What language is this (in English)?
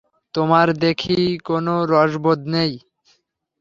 Bangla